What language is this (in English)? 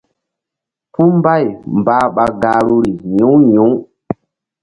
Mbum